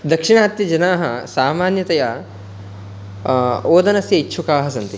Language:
Sanskrit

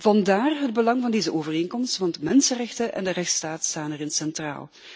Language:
Dutch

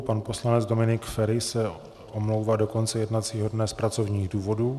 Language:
Czech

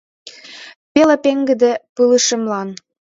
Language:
Mari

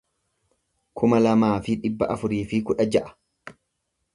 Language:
Oromo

